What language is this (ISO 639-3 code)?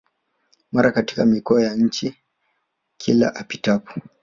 swa